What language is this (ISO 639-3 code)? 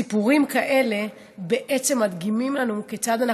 heb